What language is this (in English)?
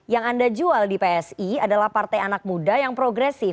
Indonesian